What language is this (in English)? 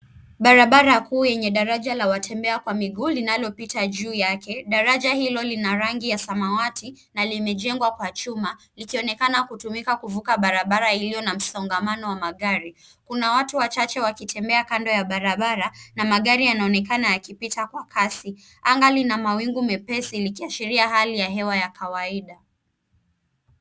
Swahili